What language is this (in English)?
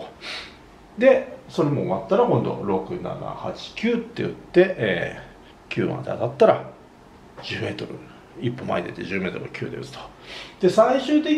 Japanese